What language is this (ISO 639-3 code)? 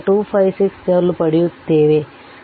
kan